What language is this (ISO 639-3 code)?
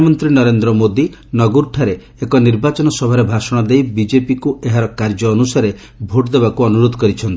ori